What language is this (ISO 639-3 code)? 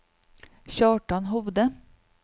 nor